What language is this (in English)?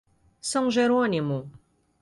Portuguese